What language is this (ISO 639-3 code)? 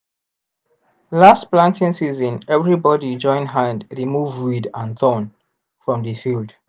pcm